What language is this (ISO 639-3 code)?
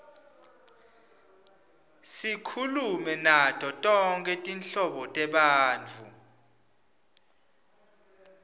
ssw